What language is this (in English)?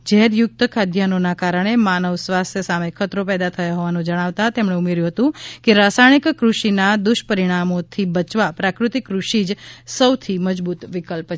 Gujarati